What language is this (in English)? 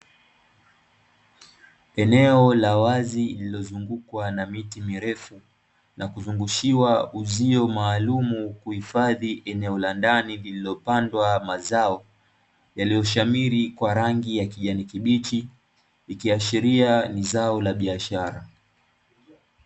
Swahili